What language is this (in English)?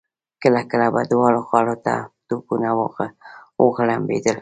Pashto